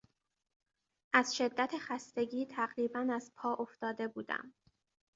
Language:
Persian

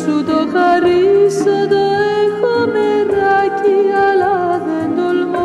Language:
Greek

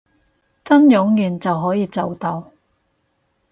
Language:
Cantonese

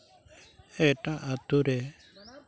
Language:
Santali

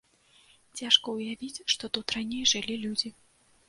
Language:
Belarusian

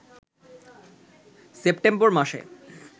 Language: Bangla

